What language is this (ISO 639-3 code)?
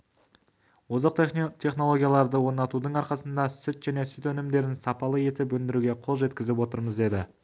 kaz